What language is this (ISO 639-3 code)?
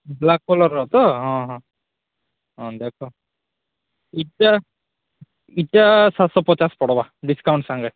ori